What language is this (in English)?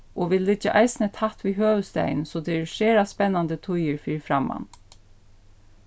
Faroese